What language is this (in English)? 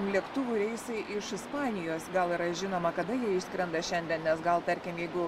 Lithuanian